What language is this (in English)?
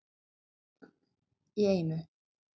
Icelandic